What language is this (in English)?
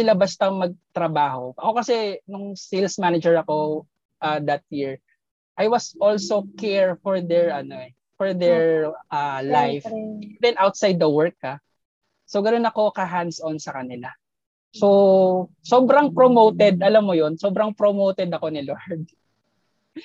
Filipino